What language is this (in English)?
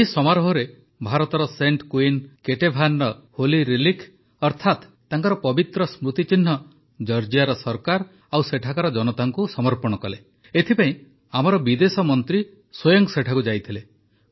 Odia